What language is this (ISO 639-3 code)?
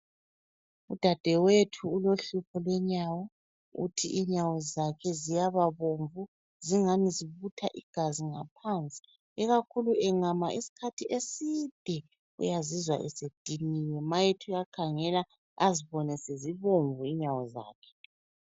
nde